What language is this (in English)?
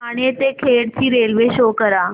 Marathi